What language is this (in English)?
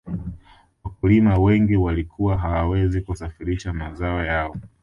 Swahili